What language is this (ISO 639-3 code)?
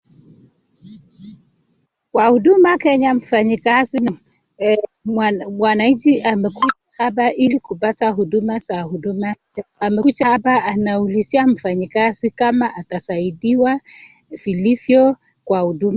swa